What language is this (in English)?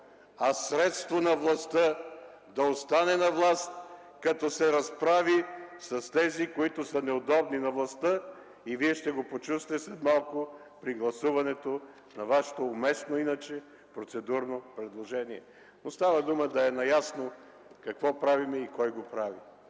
Bulgarian